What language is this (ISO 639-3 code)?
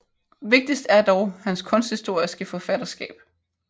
dan